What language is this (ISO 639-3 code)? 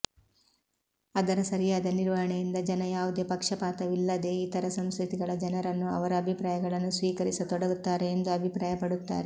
kan